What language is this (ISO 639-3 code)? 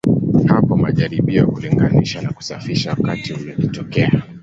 swa